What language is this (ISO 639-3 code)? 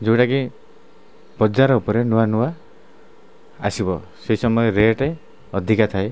ori